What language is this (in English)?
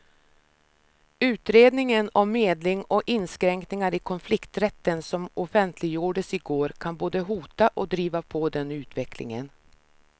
Swedish